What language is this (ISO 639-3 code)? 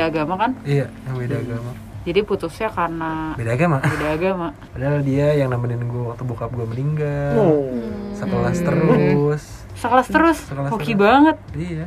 ind